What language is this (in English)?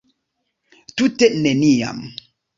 Esperanto